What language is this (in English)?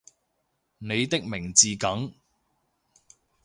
Cantonese